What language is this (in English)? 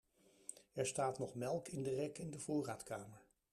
Dutch